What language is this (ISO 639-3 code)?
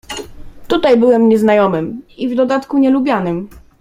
pol